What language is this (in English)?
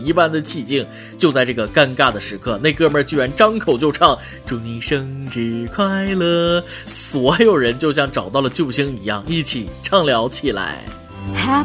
Chinese